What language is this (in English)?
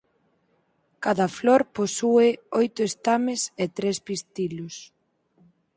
Galician